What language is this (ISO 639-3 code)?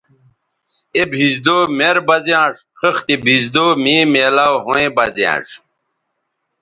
btv